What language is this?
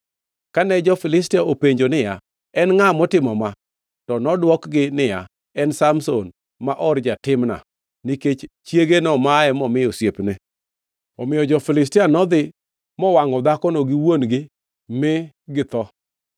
Luo (Kenya and Tanzania)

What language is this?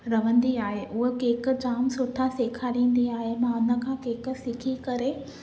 Sindhi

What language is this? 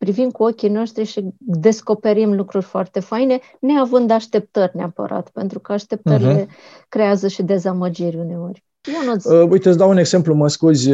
Romanian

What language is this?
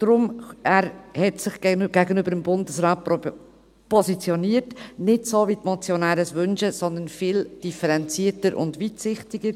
Swiss German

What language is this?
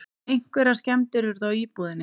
Icelandic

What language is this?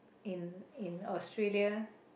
English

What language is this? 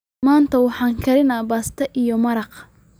Somali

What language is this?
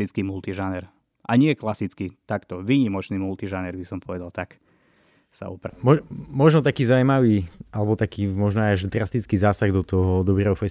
Slovak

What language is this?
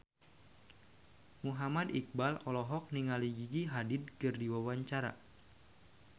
Sundanese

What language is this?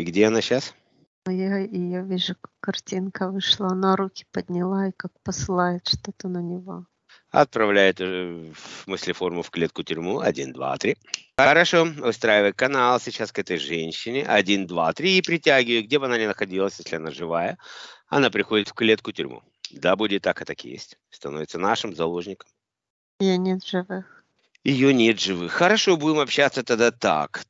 Russian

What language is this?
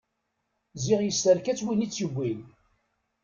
Kabyle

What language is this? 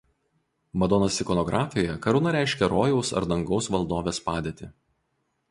Lithuanian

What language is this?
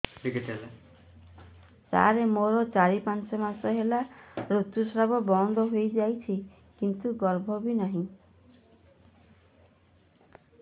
Odia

